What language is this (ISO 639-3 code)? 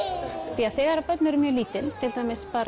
isl